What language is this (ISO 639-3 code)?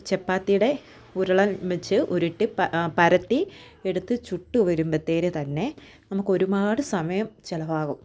mal